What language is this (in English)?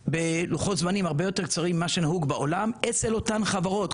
Hebrew